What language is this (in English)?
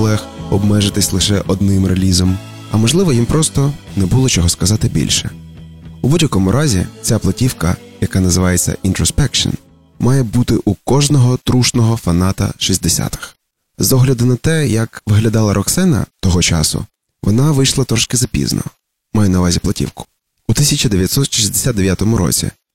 Ukrainian